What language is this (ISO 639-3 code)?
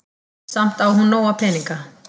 isl